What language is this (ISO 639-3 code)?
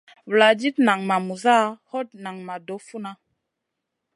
mcn